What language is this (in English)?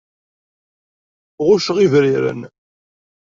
Kabyle